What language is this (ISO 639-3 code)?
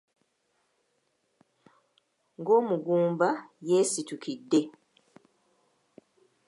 lug